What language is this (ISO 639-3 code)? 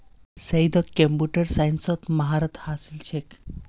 mag